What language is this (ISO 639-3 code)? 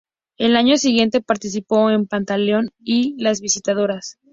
spa